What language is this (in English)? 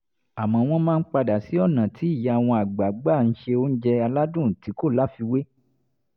Yoruba